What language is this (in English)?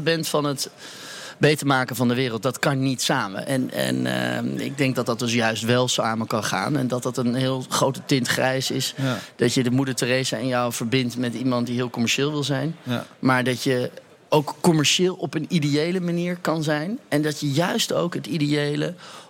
Dutch